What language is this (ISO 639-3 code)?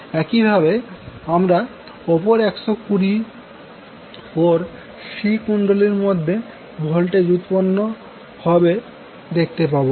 ben